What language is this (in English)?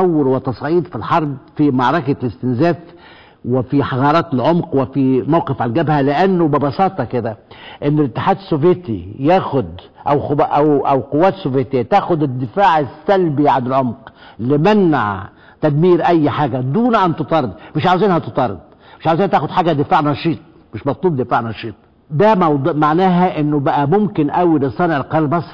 Arabic